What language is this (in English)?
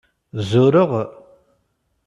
Kabyle